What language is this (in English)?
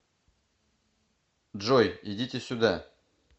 Russian